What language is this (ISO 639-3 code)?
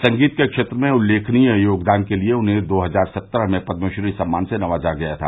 hin